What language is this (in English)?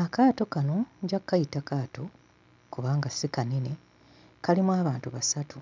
Ganda